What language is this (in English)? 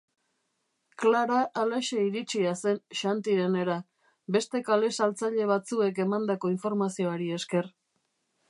Basque